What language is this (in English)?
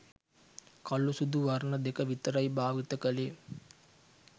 Sinhala